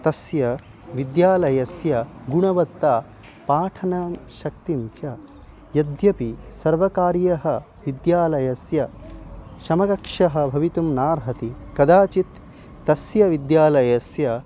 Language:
Sanskrit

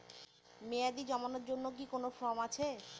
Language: Bangla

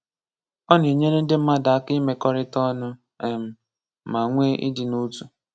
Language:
Igbo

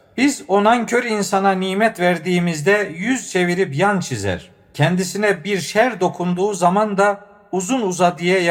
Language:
Turkish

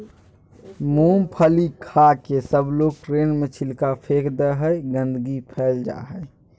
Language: Magahi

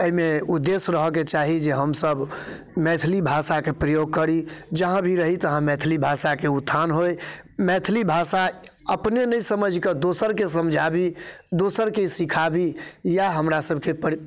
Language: Maithili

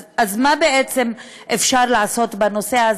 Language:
Hebrew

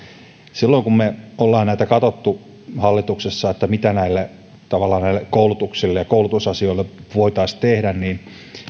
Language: Finnish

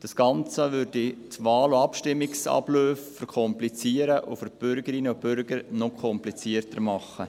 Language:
Swiss German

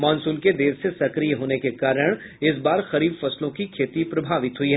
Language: Hindi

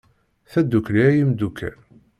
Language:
Kabyle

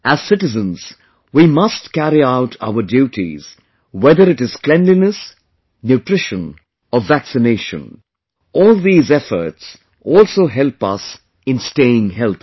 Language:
English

